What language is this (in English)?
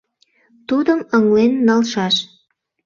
Mari